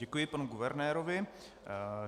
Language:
Czech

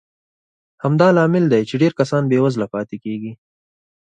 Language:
Pashto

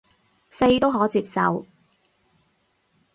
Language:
Cantonese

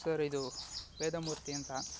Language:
Kannada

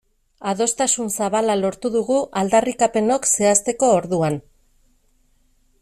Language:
Basque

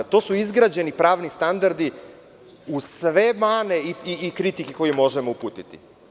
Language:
Serbian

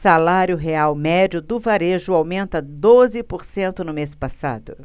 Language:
Portuguese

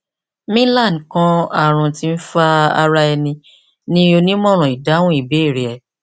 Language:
Yoruba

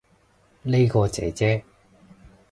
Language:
Cantonese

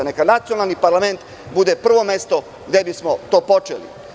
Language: Serbian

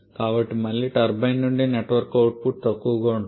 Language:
Telugu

